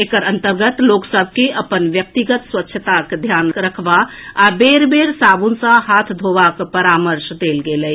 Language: Maithili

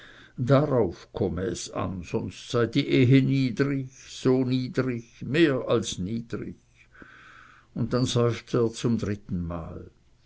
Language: German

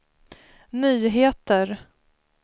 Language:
Swedish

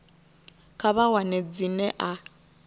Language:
Venda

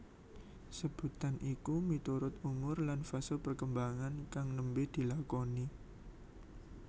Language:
Javanese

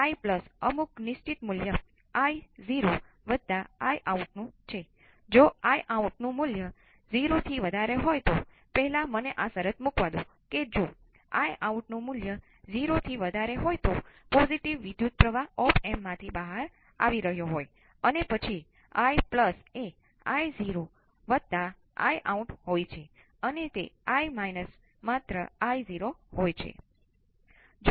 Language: Gujarati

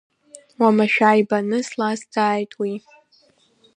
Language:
Abkhazian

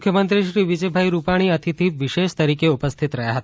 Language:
Gujarati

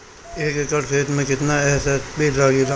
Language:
Bhojpuri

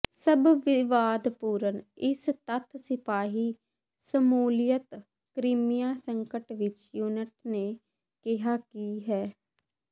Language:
Punjabi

